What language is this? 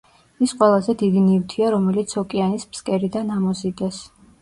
Georgian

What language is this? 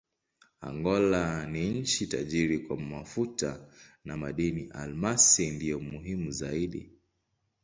Swahili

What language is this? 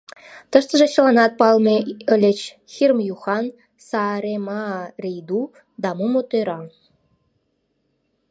Mari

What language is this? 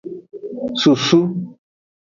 Aja (Benin)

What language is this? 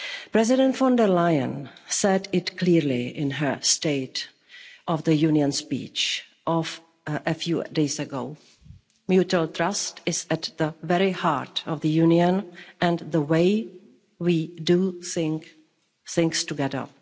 English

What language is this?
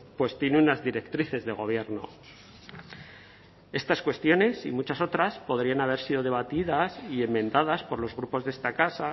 Spanish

